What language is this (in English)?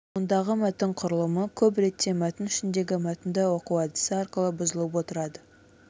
Kazakh